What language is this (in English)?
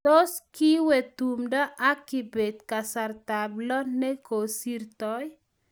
Kalenjin